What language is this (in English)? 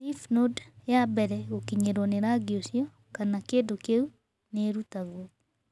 Kikuyu